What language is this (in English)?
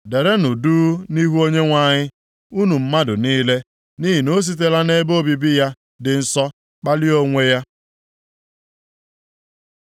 Igbo